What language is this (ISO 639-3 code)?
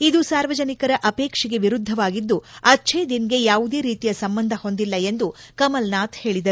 kan